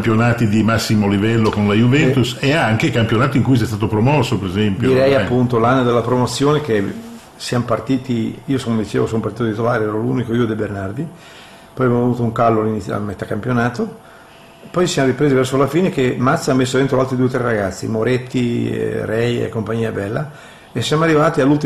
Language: Italian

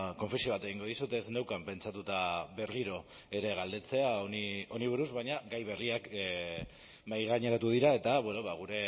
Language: Basque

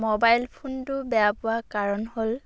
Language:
Assamese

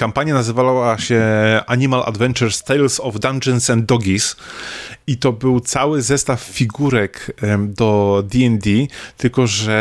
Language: Polish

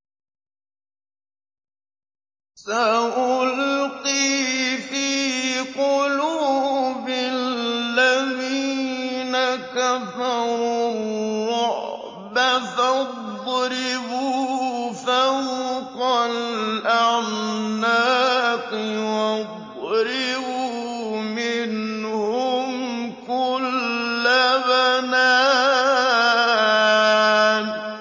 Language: Arabic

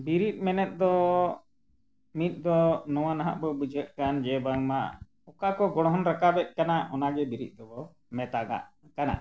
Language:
Santali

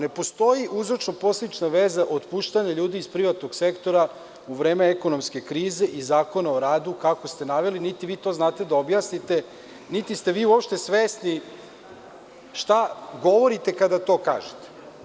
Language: Serbian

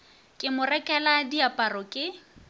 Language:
Northern Sotho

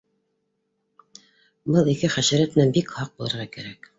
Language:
Bashkir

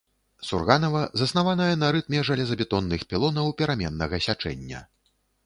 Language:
Belarusian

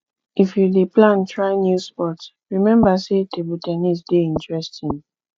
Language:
Nigerian Pidgin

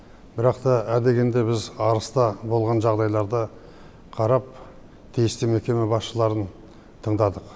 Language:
Kazakh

